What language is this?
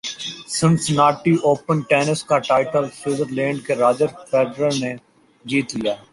Urdu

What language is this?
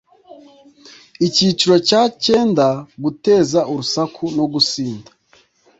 Kinyarwanda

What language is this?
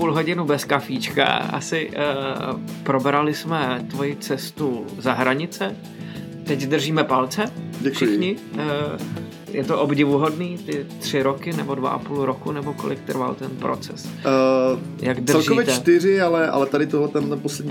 Czech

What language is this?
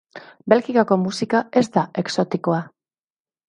Basque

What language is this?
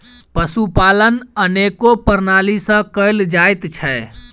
Maithili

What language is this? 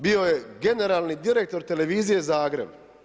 Croatian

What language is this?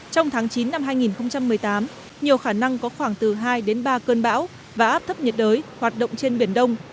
Vietnamese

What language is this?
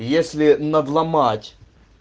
Russian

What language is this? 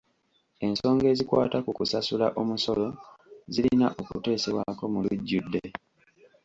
Ganda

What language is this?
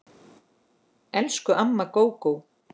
Icelandic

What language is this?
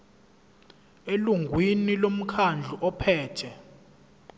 Zulu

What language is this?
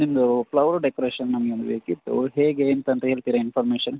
Kannada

